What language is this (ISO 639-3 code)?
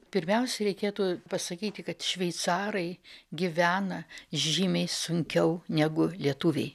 lit